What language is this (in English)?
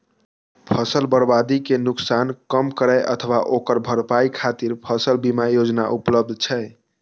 Maithili